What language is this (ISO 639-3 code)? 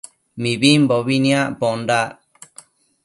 mcf